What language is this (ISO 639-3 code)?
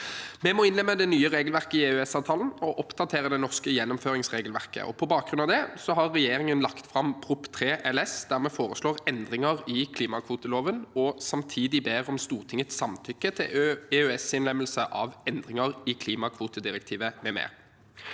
nor